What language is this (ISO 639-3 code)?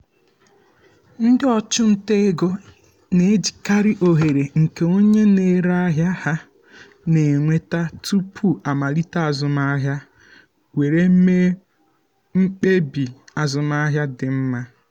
ibo